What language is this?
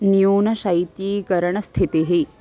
Sanskrit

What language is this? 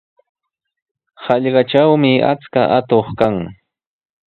Sihuas Ancash Quechua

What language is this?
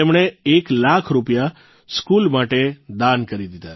Gujarati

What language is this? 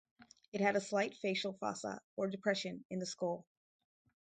English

